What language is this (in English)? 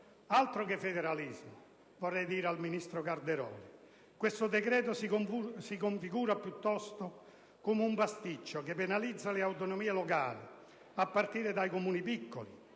Italian